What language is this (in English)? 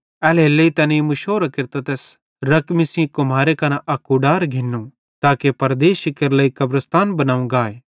Bhadrawahi